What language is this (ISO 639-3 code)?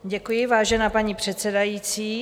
ces